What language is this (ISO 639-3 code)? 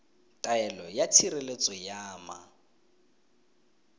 tsn